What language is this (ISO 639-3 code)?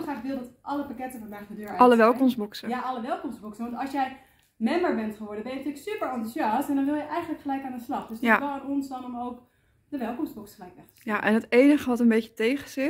nld